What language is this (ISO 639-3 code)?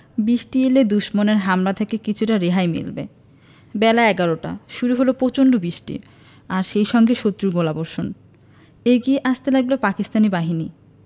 ben